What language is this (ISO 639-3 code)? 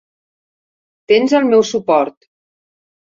cat